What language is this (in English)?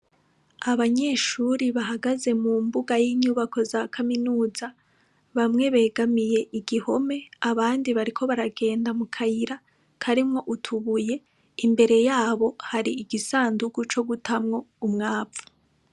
Rundi